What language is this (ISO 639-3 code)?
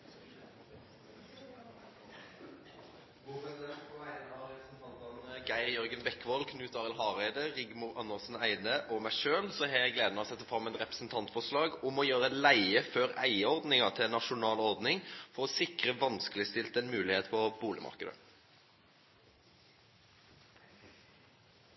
nno